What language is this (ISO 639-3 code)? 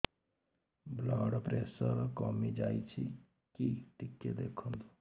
ori